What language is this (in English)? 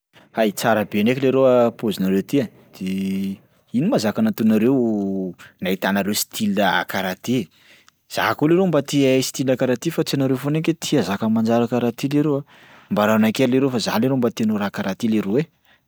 Sakalava Malagasy